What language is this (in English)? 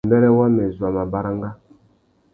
Tuki